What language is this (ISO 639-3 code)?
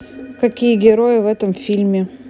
rus